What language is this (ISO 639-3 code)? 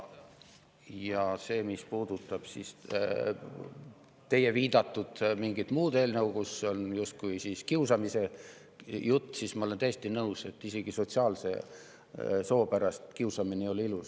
est